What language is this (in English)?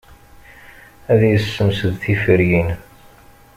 Kabyle